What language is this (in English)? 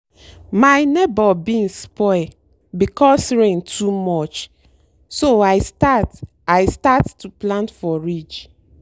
Nigerian Pidgin